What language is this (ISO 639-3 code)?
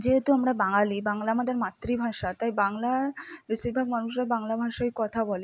ben